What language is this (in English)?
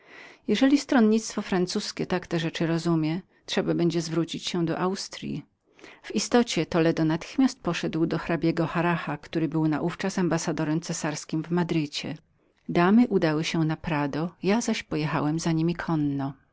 Polish